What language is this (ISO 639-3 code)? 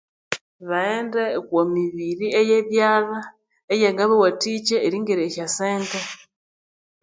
koo